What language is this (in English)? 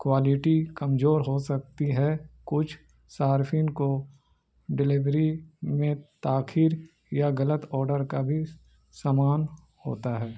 Urdu